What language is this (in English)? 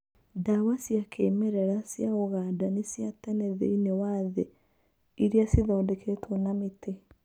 Kikuyu